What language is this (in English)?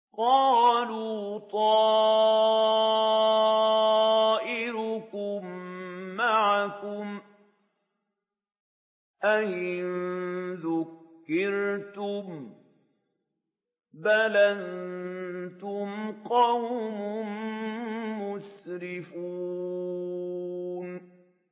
Arabic